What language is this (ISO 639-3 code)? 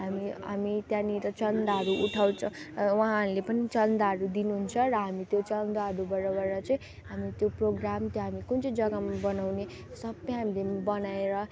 nep